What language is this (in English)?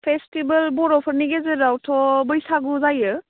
Bodo